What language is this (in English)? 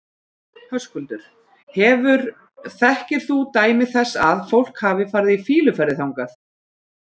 Icelandic